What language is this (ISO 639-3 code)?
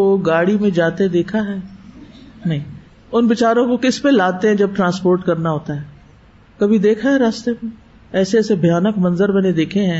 urd